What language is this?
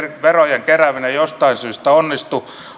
Finnish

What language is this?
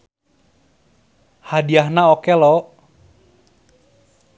Sundanese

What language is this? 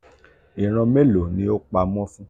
Yoruba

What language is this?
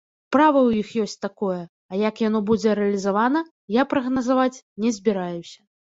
Belarusian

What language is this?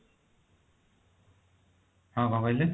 Odia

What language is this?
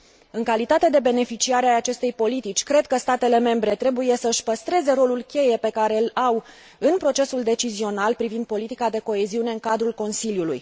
Romanian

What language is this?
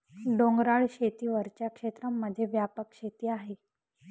Marathi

